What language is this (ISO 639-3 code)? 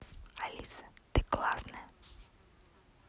rus